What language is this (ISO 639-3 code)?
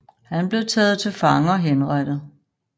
dan